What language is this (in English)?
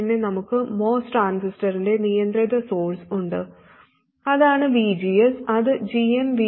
Malayalam